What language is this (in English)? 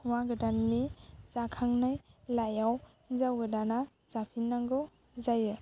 Bodo